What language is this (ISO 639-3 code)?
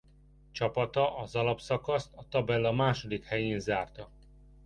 hun